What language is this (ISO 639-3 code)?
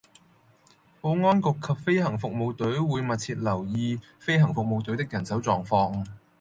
yue